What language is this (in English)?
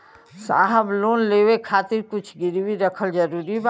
Bhojpuri